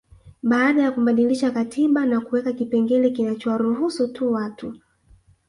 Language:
Swahili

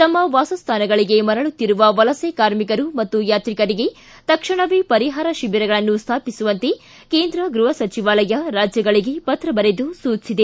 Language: Kannada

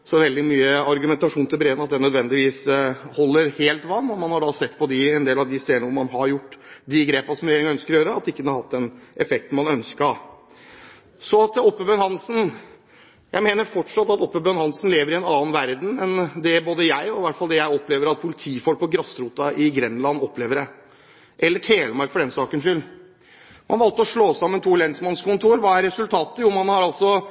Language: Norwegian Bokmål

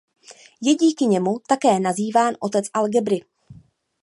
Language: Czech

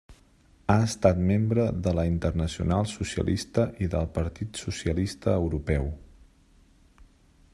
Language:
Catalan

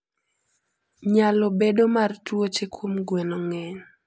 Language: Luo (Kenya and Tanzania)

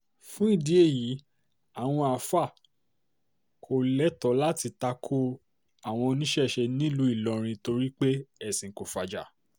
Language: Yoruba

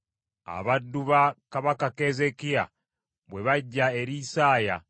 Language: Ganda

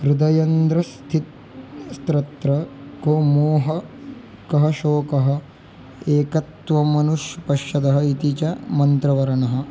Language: Sanskrit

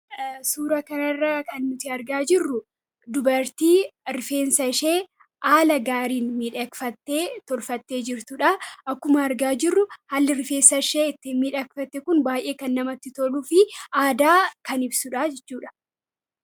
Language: Oromo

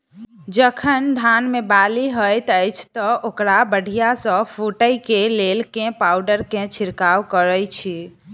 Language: Maithili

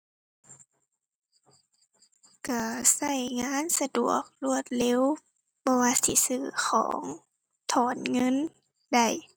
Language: Thai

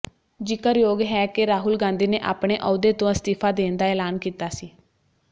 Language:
Punjabi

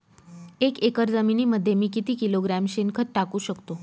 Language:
Marathi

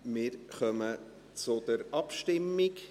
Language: Swiss German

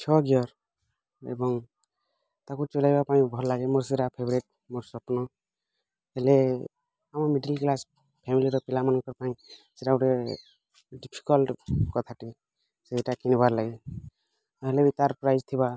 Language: Odia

